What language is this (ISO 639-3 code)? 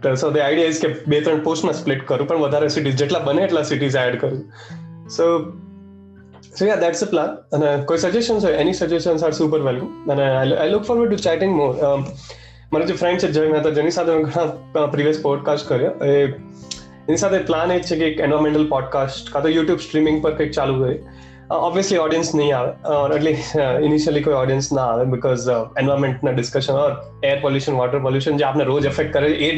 guj